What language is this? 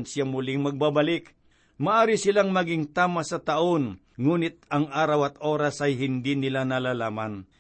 Filipino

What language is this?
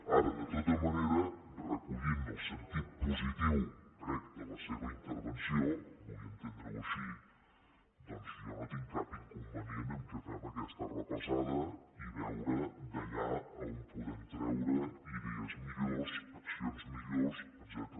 Catalan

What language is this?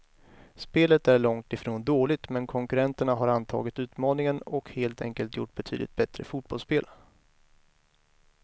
Swedish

